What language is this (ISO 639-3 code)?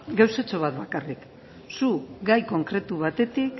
eus